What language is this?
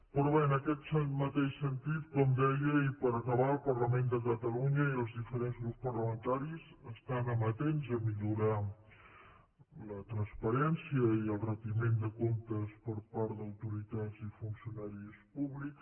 Catalan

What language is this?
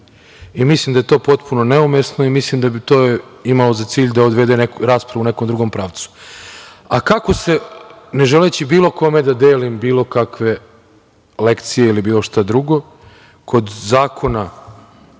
Serbian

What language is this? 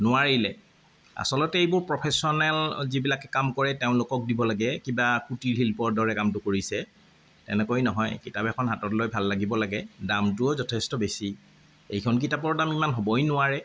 Assamese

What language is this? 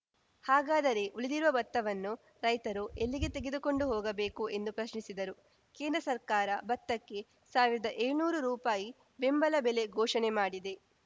Kannada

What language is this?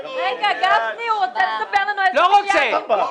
Hebrew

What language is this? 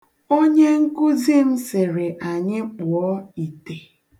Igbo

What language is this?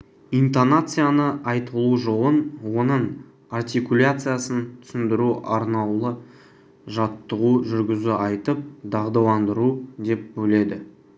Kazakh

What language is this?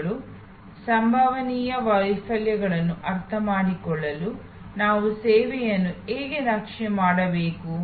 Kannada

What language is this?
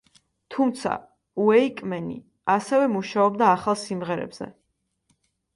Georgian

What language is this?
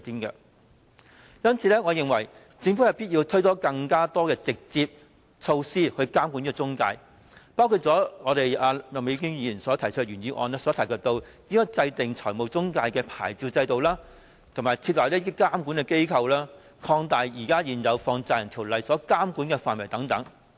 Cantonese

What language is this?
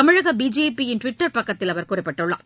Tamil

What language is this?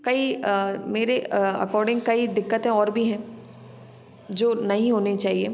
Hindi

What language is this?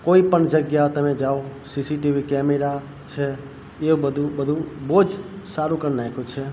Gujarati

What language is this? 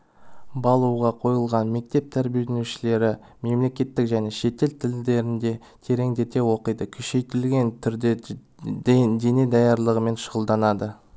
Kazakh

